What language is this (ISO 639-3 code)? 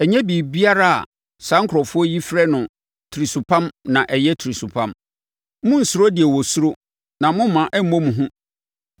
aka